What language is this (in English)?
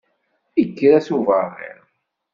Kabyle